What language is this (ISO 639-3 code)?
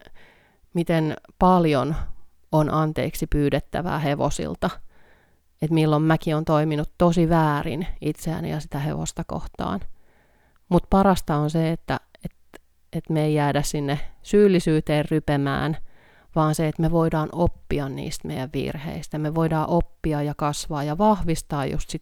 fin